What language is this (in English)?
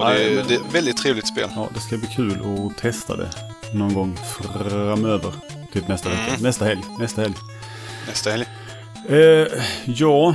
Swedish